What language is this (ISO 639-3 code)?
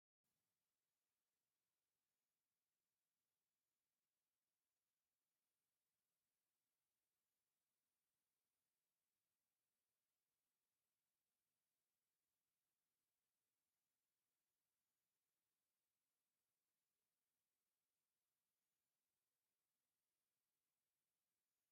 tir